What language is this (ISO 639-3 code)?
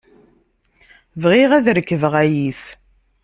kab